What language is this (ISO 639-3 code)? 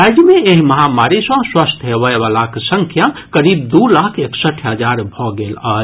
mai